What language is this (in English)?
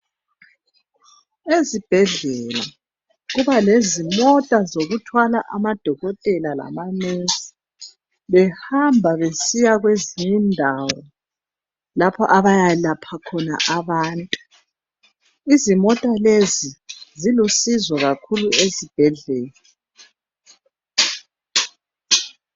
North Ndebele